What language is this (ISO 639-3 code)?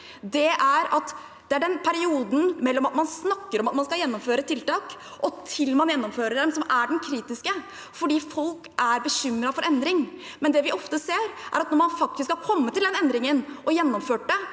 nor